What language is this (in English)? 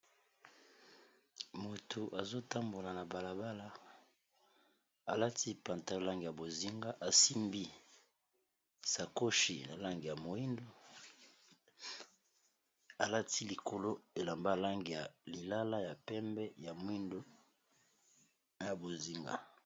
Lingala